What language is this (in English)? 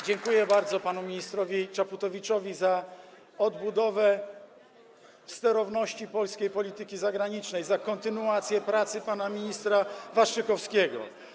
Polish